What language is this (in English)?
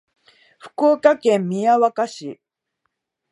Japanese